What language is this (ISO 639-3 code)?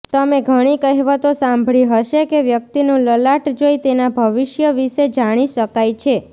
guj